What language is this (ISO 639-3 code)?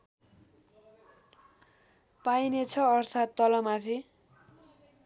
nep